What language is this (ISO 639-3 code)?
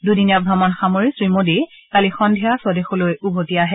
asm